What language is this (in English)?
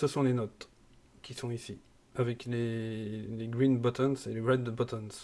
French